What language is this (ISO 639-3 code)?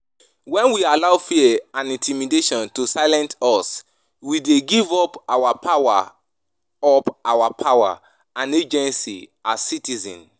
pcm